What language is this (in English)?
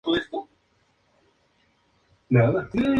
Spanish